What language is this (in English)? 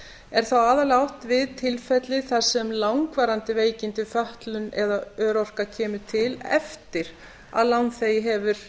Icelandic